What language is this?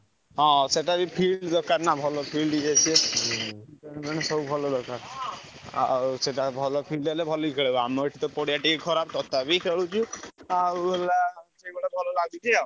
Odia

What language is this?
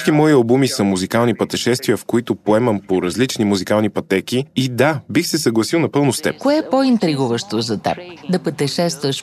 Bulgarian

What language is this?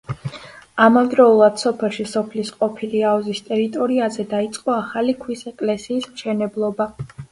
Georgian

